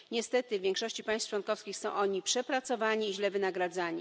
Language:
Polish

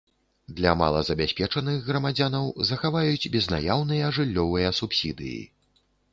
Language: Belarusian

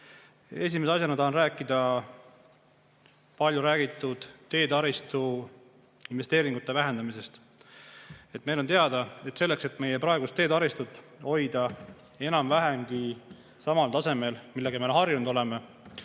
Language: Estonian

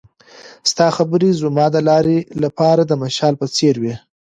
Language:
Pashto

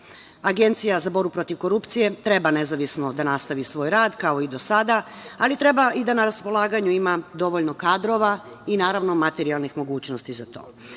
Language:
Serbian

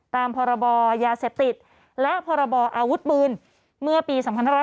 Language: Thai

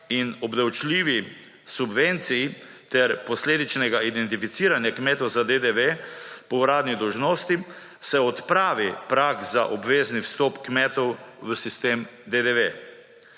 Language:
Slovenian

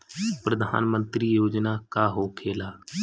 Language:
Bhojpuri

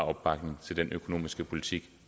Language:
Danish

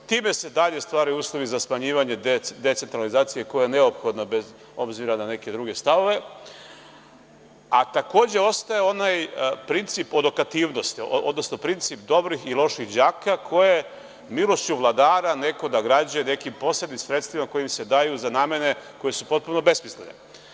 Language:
Serbian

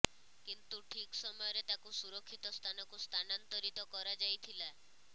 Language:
Odia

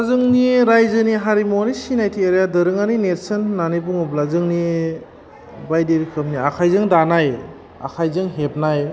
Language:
Bodo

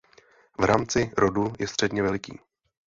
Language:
Czech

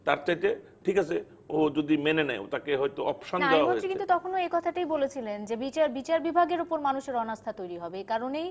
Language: Bangla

